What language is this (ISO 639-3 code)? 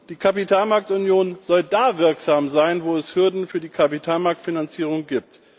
deu